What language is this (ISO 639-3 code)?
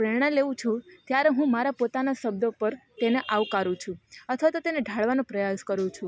guj